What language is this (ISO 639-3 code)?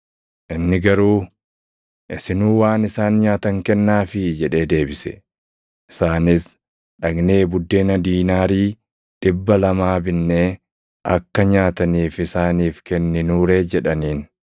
orm